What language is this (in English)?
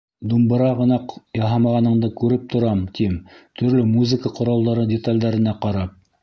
Bashkir